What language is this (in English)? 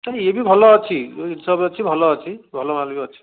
Odia